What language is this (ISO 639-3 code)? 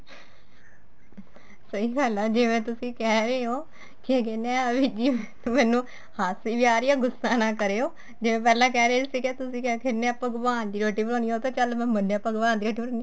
pan